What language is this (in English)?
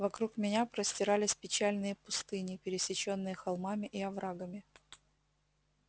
Russian